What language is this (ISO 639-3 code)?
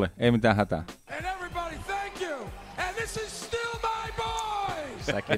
fin